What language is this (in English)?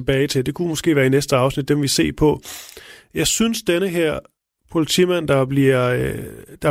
Danish